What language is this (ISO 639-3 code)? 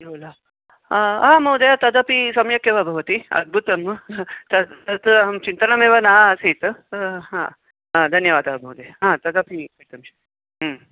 san